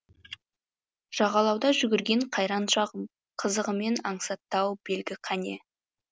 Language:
Kazakh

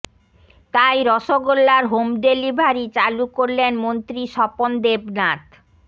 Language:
Bangla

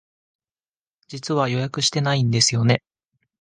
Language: Japanese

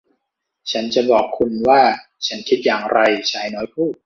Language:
Thai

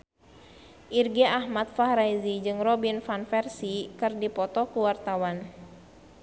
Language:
Sundanese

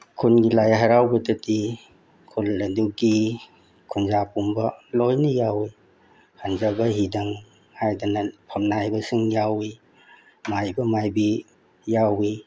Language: Manipuri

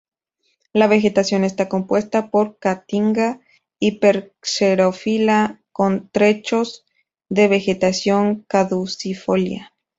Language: Spanish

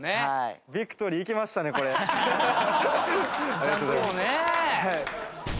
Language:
Japanese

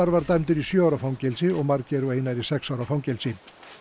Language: Icelandic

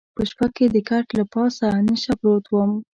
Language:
Pashto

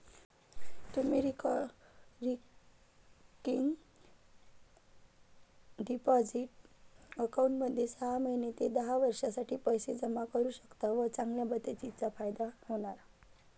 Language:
Marathi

